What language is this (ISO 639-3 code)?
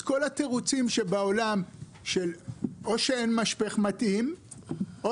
heb